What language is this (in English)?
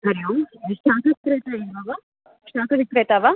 Sanskrit